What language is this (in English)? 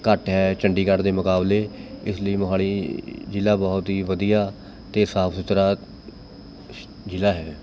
Punjabi